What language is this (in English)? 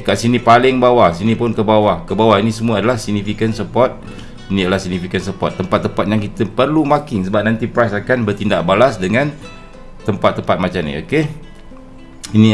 Malay